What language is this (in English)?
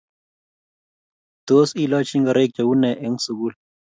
Kalenjin